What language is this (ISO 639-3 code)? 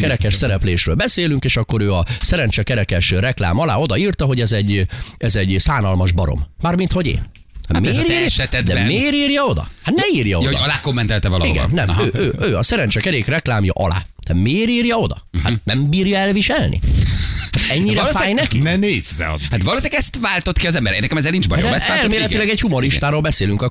hun